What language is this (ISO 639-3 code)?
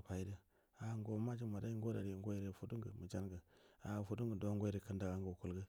bdm